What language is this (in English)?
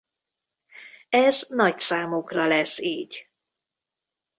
Hungarian